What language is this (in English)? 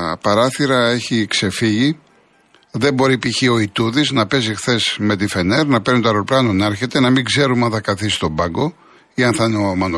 Greek